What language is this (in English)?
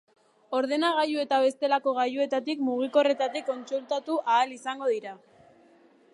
Basque